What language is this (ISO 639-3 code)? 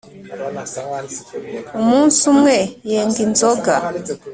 kin